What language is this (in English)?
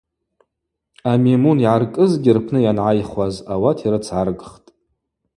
Abaza